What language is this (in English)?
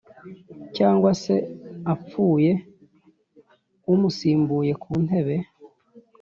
Kinyarwanda